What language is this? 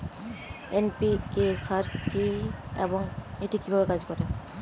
Bangla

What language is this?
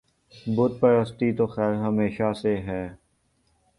Urdu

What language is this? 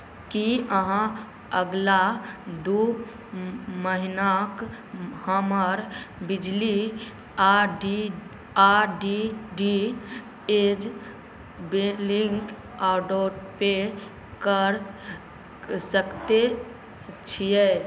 Maithili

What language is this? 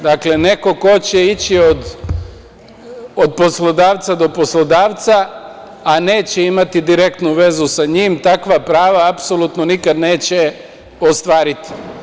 Serbian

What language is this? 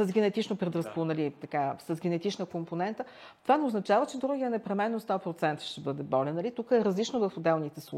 Bulgarian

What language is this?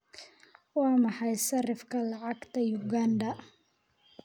Somali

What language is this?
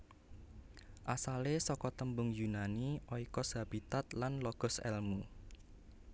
Javanese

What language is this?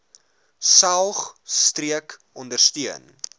Afrikaans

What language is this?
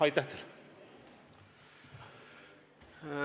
Estonian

